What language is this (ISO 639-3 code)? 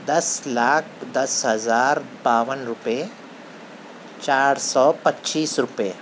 urd